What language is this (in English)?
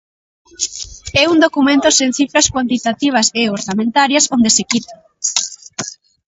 Galician